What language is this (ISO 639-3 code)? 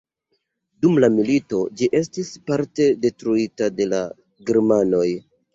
epo